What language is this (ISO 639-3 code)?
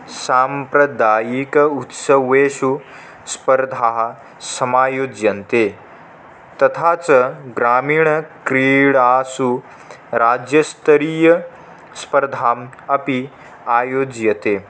san